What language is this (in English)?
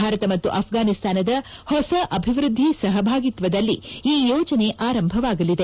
Kannada